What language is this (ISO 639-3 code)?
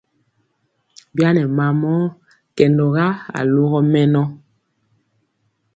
mcx